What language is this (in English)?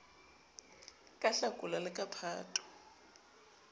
Southern Sotho